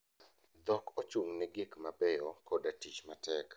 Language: Luo (Kenya and Tanzania)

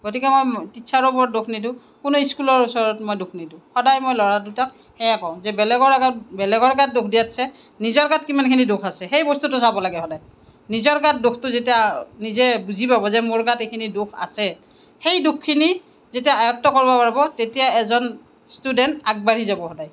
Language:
Assamese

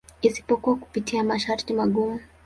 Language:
Swahili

